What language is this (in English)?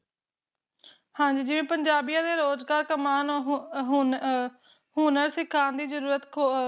Punjabi